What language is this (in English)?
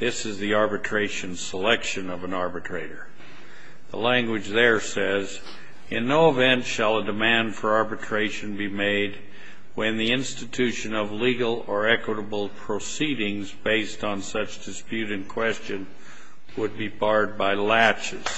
English